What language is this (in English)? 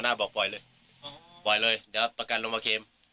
Thai